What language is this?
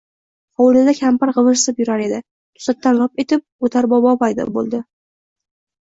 Uzbek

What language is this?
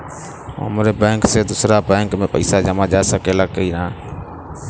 Bhojpuri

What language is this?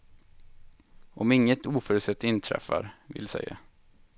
Swedish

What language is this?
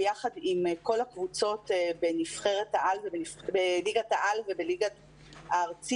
Hebrew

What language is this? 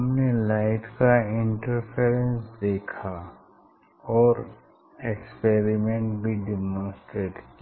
Hindi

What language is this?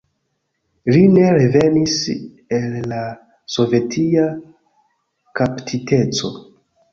Esperanto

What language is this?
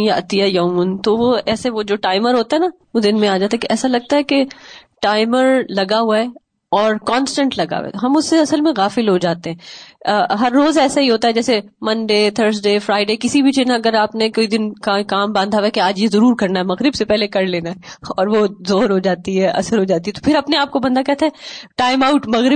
Urdu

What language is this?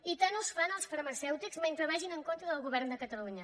Catalan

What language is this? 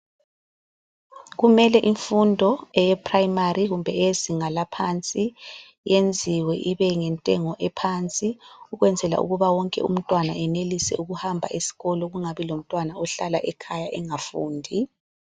North Ndebele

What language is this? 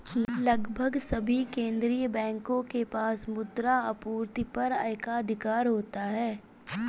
Hindi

